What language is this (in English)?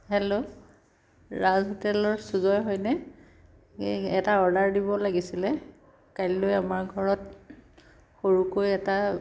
Assamese